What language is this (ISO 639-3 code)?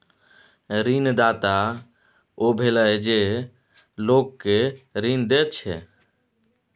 mai